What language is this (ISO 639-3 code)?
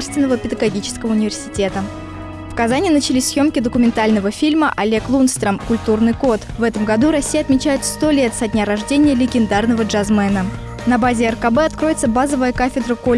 rus